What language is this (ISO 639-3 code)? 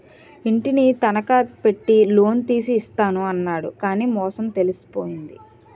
tel